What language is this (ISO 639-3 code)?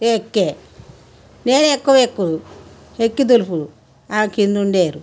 tel